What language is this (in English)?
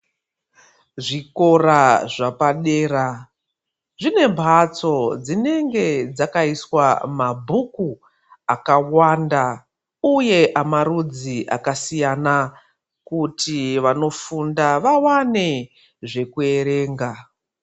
Ndau